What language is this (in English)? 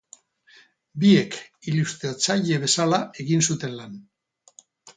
Basque